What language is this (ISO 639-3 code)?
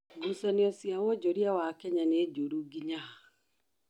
kik